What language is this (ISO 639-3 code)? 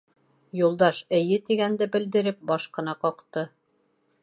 bak